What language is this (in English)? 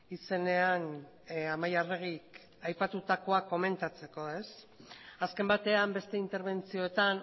Basque